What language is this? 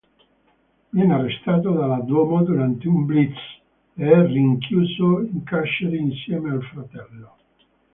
Italian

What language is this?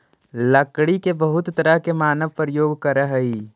Magahi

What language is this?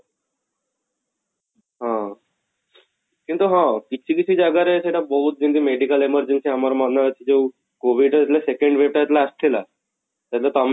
Odia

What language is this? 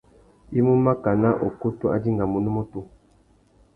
Tuki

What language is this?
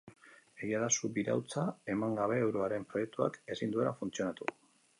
Basque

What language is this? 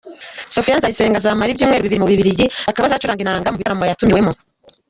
Kinyarwanda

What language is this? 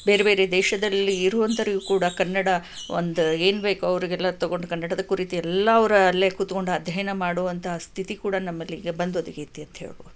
Kannada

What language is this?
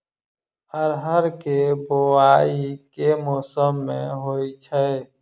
Maithili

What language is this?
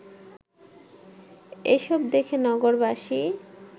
Bangla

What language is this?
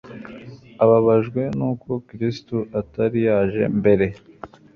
Kinyarwanda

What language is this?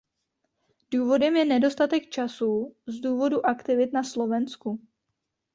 Czech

